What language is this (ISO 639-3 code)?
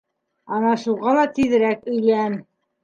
bak